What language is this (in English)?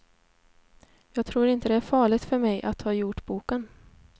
Swedish